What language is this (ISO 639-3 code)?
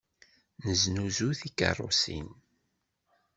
kab